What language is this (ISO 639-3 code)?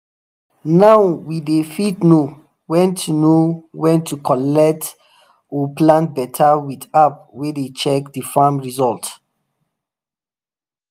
pcm